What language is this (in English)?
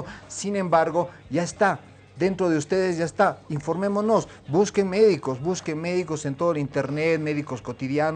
Spanish